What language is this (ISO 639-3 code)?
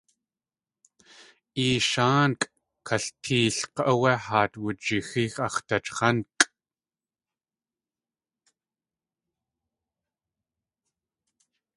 tli